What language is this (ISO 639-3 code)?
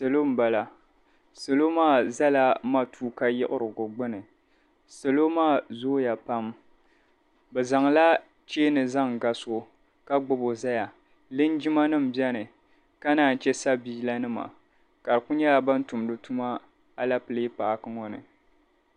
dag